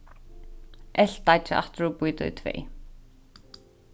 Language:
Faroese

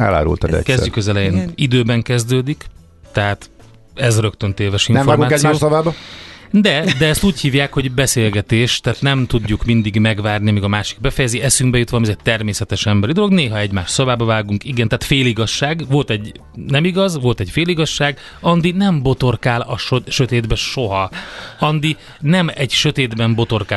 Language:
Hungarian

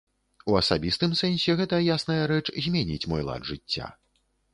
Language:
Belarusian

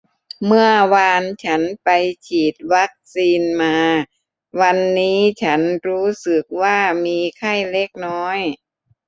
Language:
Thai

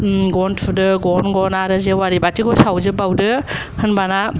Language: Bodo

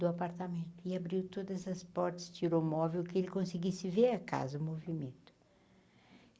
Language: Portuguese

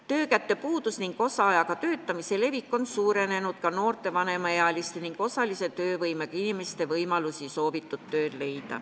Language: Estonian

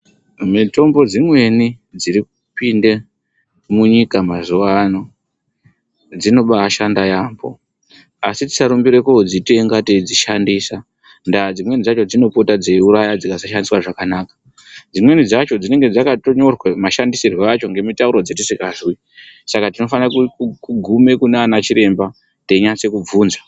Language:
Ndau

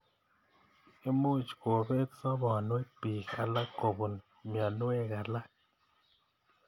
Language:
Kalenjin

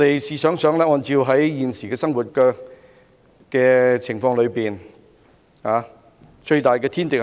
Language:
Cantonese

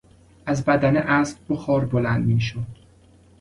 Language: Persian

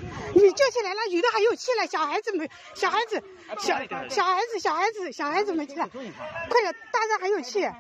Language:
Chinese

